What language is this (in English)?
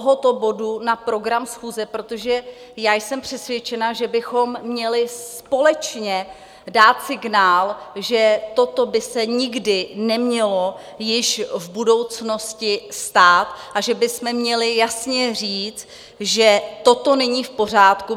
Czech